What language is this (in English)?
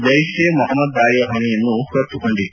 Kannada